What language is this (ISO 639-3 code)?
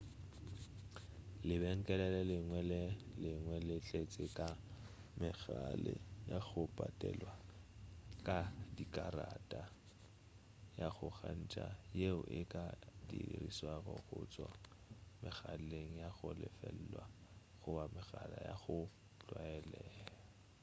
nso